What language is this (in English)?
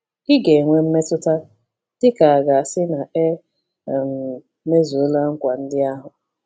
Igbo